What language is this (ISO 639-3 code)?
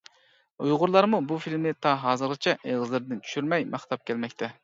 uig